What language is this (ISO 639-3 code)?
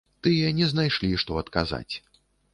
bel